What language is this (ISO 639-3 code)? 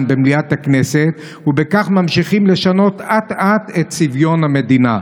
heb